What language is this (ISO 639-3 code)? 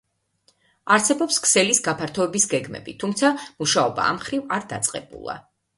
kat